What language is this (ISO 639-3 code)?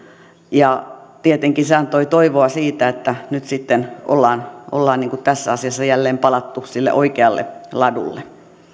fin